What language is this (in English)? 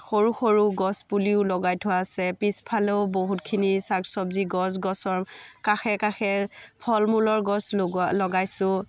Assamese